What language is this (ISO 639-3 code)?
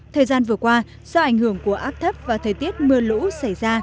vie